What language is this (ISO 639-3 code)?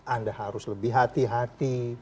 ind